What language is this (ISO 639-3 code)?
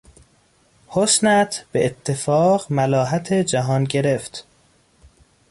fas